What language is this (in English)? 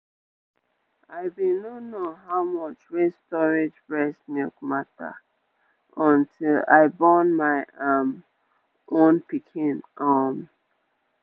Nigerian Pidgin